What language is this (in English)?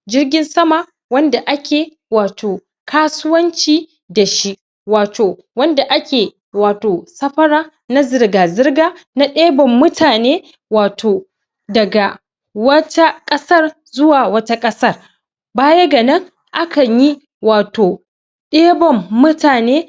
Hausa